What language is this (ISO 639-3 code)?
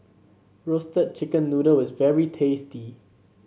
eng